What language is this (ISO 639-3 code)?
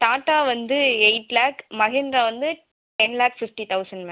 tam